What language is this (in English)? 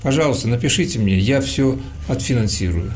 Russian